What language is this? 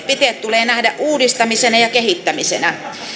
Finnish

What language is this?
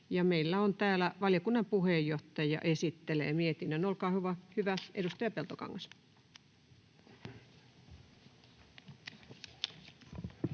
Finnish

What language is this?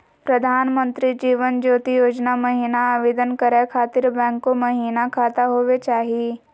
Magahi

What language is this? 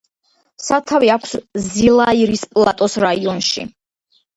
Georgian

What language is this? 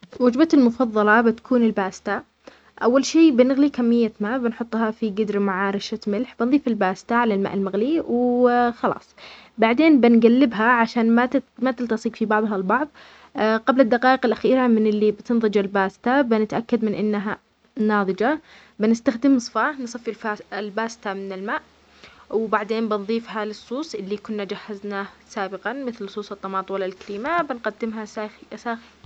Omani Arabic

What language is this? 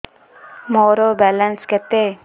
Odia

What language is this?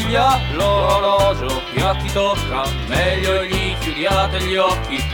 Italian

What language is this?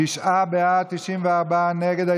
Hebrew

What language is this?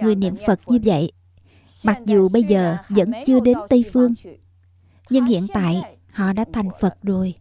Vietnamese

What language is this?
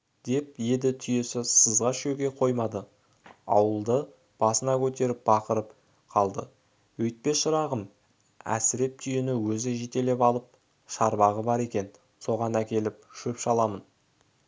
Kazakh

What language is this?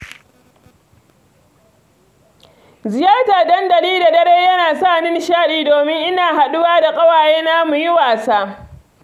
Hausa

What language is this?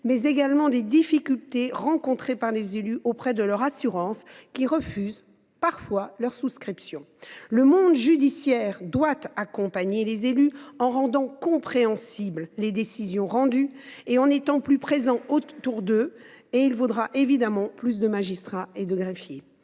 French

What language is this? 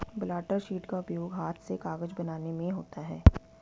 Hindi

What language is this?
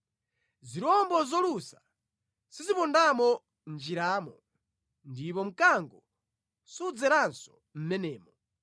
Nyanja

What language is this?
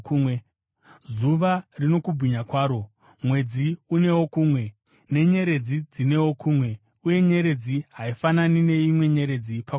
Shona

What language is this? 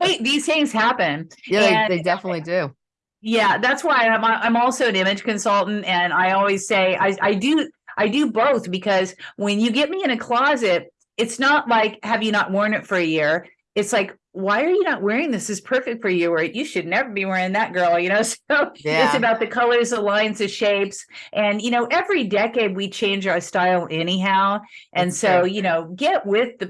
English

